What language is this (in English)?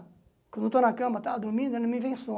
Portuguese